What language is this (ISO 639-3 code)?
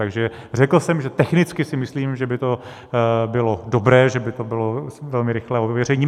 ces